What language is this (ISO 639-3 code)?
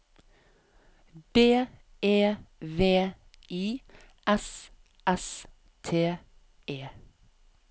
nor